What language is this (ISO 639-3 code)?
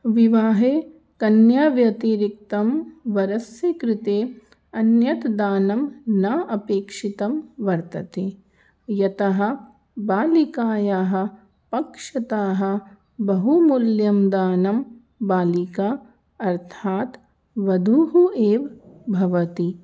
san